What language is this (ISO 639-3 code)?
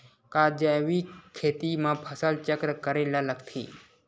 hne